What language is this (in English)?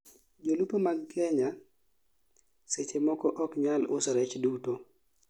Luo (Kenya and Tanzania)